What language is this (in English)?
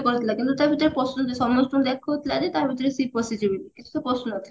Odia